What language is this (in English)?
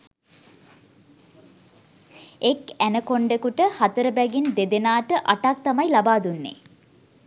Sinhala